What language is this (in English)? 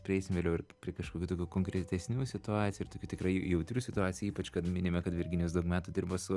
Lithuanian